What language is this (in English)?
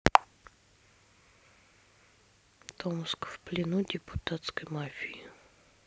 Russian